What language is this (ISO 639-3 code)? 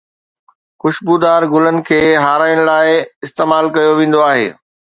snd